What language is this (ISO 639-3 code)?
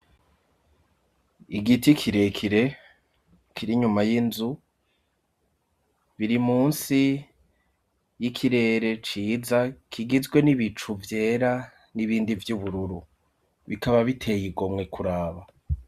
run